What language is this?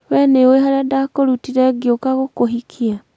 Kikuyu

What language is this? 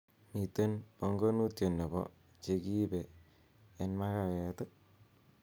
Kalenjin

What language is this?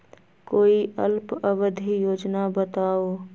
Magahi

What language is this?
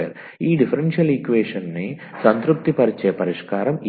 Telugu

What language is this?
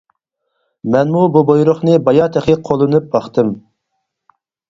Uyghur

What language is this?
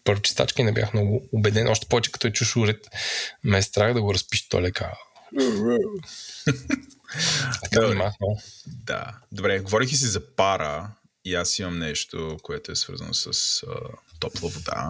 Bulgarian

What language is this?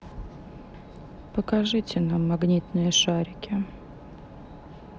Russian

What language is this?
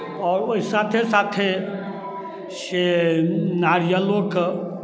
Maithili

